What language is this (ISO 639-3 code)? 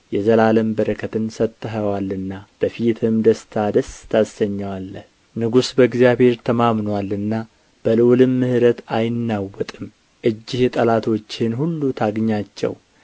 amh